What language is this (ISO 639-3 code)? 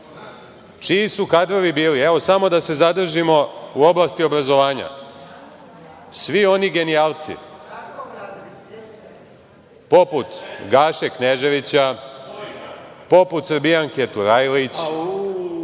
srp